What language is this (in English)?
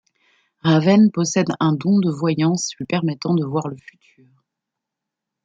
French